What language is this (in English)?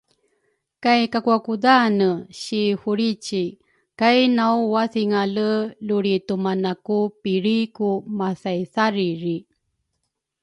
Rukai